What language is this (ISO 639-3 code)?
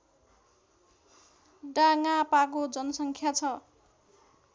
nep